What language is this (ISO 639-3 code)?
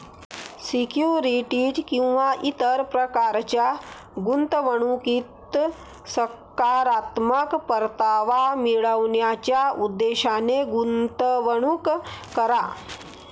mar